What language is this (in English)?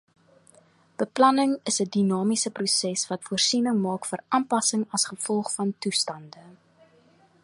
Afrikaans